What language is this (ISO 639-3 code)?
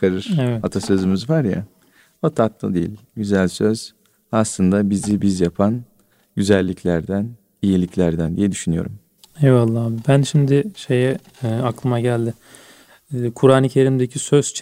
tur